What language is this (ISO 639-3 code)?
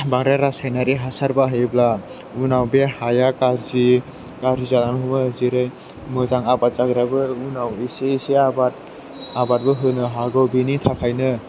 brx